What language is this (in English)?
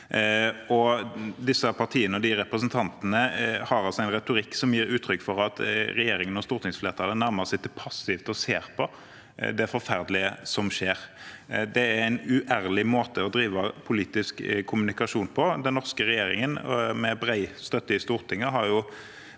Norwegian